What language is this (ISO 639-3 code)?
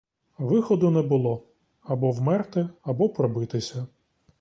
ukr